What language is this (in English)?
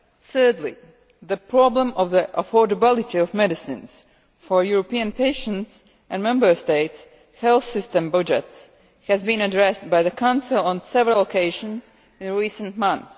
English